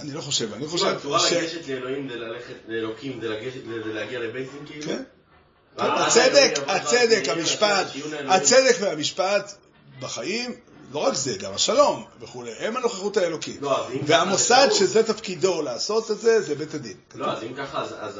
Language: Hebrew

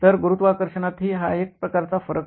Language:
Marathi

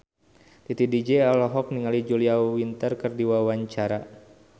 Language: Sundanese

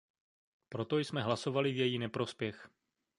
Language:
Czech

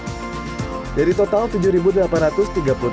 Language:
Indonesian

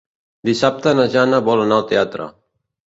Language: Catalan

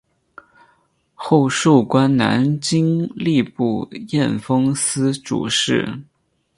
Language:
Chinese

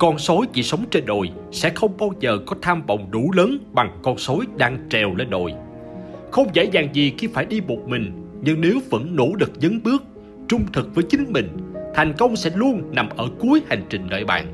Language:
Vietnamese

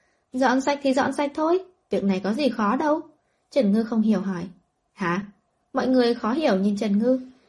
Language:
Vietnamese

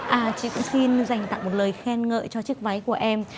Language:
Vietnamese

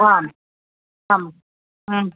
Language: Sanskrit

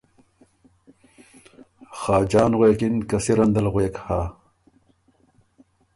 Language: Ormuri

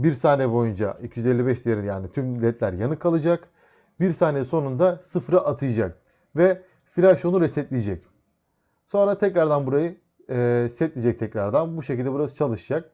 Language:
Turkish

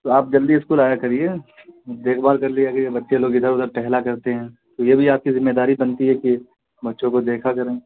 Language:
Urdu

